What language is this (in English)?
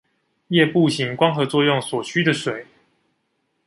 Chinese